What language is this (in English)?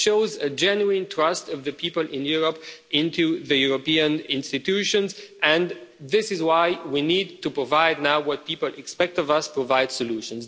English